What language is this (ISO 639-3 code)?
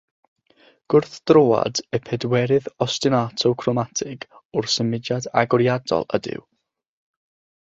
cym